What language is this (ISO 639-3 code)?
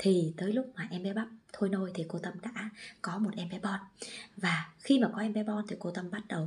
vie